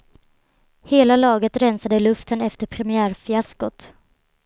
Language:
Swedish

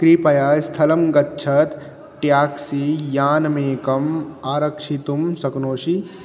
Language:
Sanskrit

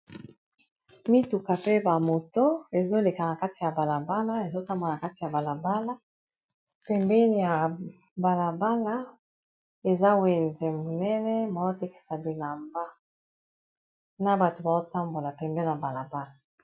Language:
Lingala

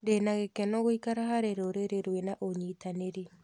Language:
Kikuyu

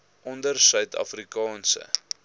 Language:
Afrikaans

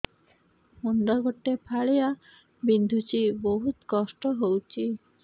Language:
Odia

